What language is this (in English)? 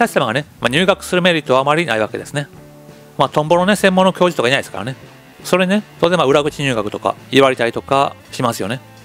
Japanese